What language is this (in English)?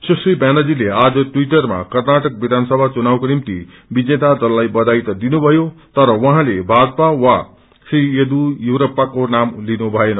Nepali